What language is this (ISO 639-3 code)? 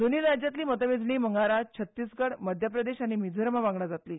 kok